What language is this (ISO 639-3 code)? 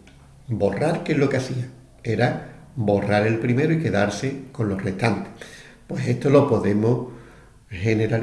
spa